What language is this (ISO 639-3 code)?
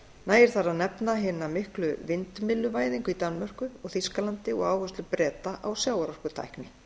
isl